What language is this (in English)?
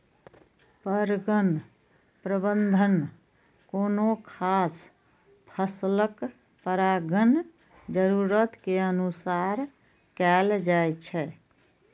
Maithili